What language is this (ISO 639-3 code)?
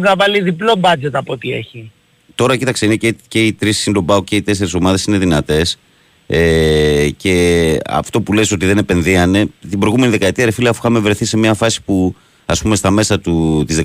ell